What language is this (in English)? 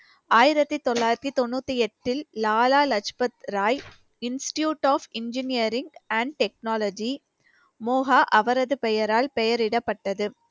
Tamil